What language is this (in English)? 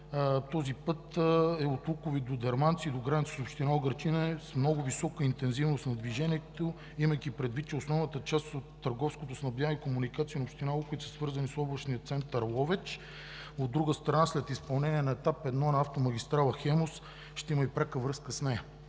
Bulgarian